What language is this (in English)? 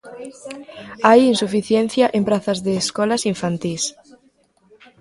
Galician